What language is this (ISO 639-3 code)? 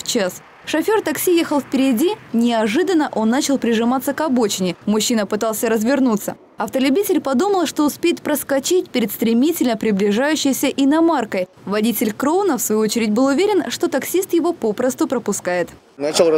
rus